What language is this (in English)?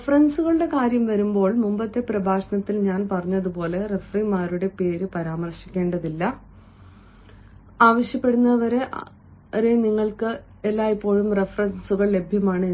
Malayalam